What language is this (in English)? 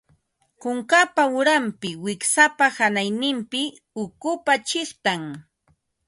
Ambo-Pasco Quechua